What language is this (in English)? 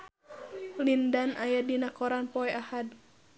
Sundanese